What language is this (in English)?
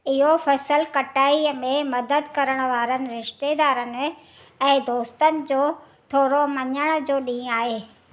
Sindhi